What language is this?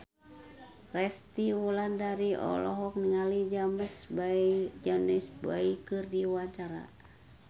Sundanese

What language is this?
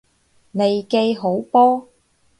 Cantonese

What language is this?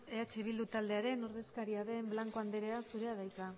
Basque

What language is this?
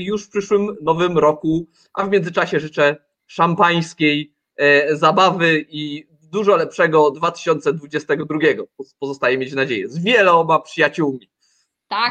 Polish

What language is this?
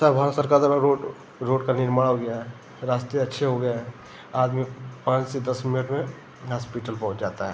Hindi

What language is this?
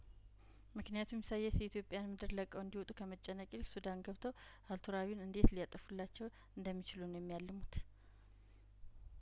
Amharic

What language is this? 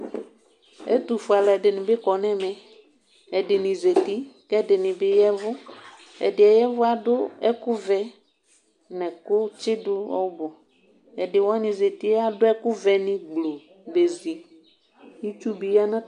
Ikposo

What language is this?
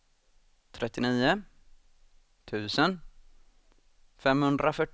Swedish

